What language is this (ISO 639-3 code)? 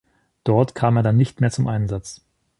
deu